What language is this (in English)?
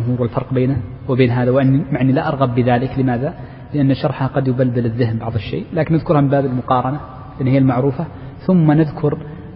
Arabic